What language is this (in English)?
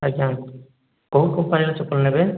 Odia